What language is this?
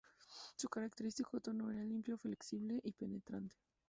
Spanish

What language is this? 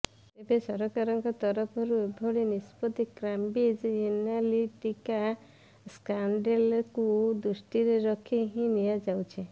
Odia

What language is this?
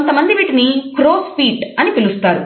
Telugu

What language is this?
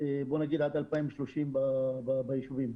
Hebrew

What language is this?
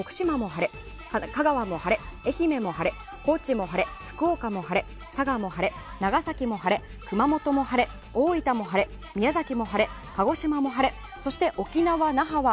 Japanese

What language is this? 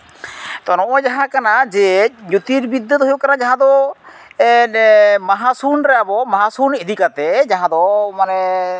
Santali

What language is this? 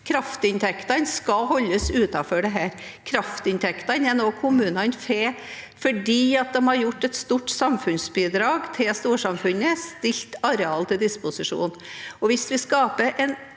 Norwegian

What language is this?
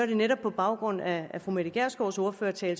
Danish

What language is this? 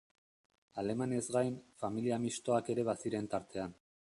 Basque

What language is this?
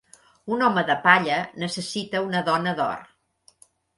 Catalan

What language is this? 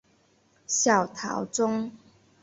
Chinese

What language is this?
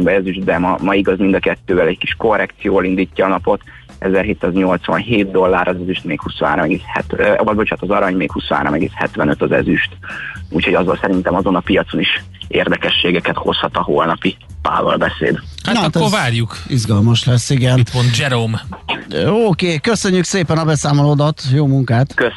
Hungarian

